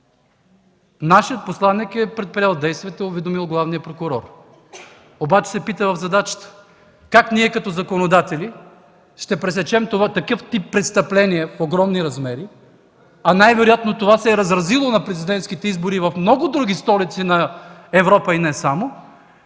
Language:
Bulgarian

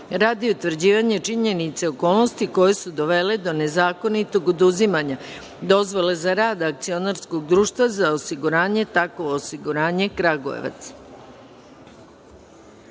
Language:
Serbian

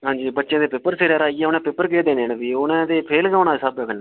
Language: Dogri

